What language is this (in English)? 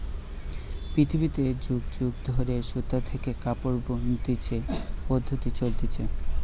Bangla